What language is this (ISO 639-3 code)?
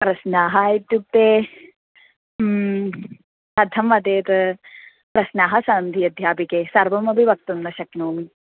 san